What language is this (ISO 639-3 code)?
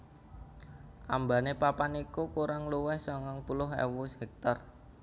jav